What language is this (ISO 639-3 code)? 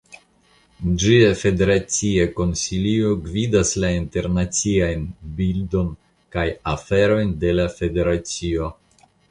epo